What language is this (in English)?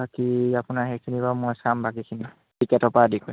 Assamese